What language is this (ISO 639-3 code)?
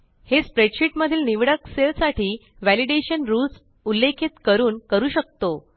mar